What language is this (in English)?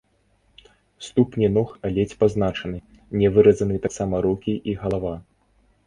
Belarusian